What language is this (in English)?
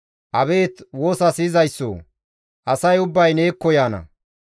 Gamo